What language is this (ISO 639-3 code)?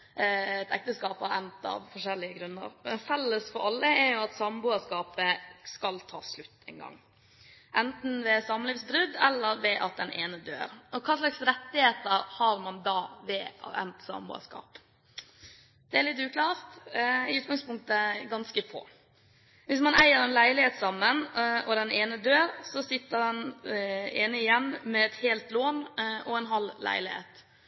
nob